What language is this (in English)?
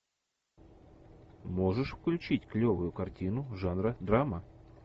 Russian